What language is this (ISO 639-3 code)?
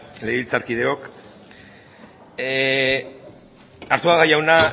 eus